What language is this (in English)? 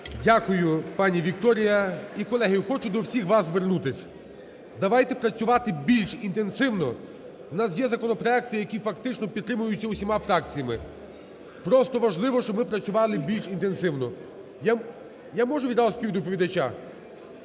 Ukrainian